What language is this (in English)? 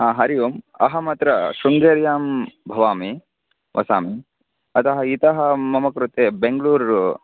Sanskrit